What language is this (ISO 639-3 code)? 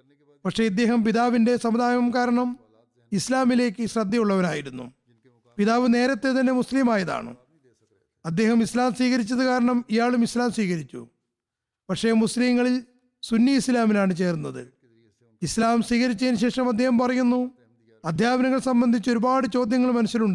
mal